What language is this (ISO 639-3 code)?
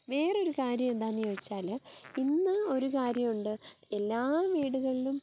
mal